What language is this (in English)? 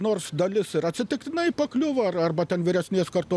Lithuanian